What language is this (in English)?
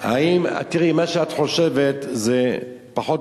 Hebrew